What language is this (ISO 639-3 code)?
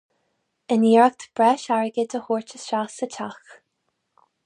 gle